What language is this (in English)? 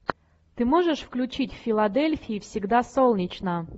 Russian